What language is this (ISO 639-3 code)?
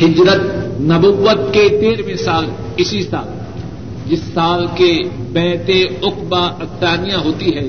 urd